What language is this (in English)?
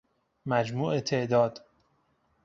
Persian